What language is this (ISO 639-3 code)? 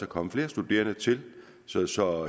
dan